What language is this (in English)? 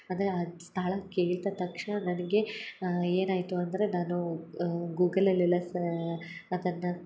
Kannada